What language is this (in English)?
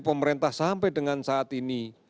Indonesian